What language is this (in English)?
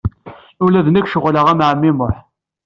Kabyle